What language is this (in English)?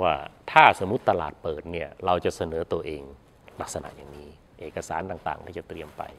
Thai